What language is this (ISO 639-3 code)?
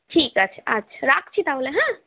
ben